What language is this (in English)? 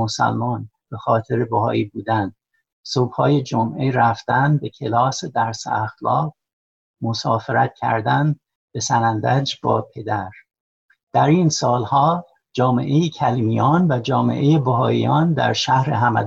Persian